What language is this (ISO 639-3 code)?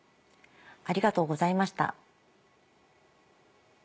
jpn